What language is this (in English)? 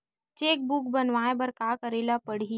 Chhattisgarhi